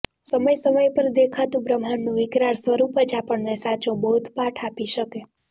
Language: Gujarati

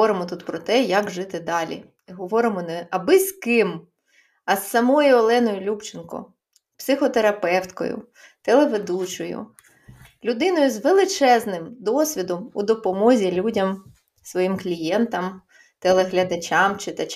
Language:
Ukrainian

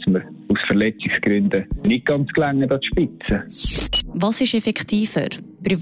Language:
German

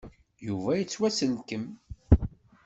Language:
Kabyle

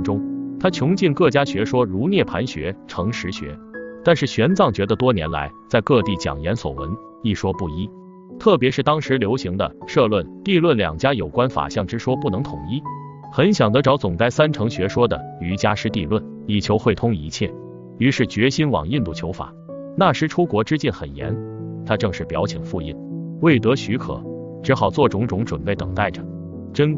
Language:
Chinese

